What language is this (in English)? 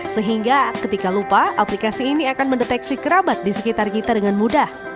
Indonesian